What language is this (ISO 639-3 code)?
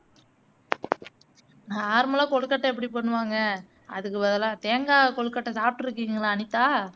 tam